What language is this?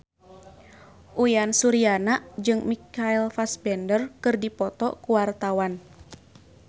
Sundanese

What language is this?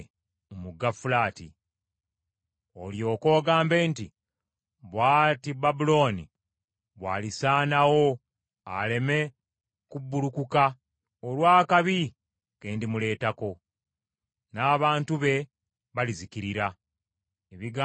Ganda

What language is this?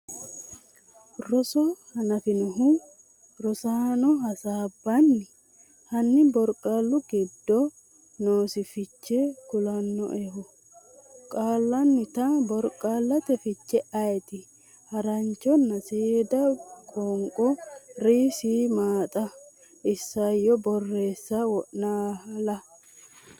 Sidamo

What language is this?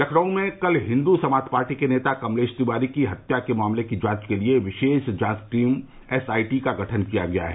Hindi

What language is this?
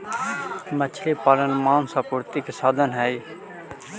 Magahi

